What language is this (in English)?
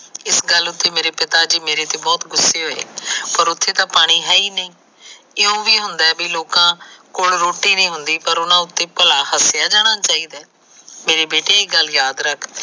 Punjabi